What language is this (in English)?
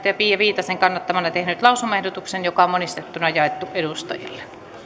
Finnish